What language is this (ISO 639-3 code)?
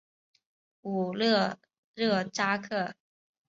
zho